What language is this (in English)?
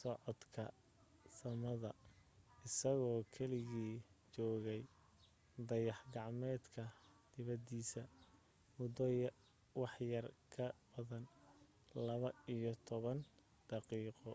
Somali